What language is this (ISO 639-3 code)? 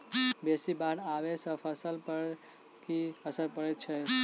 mai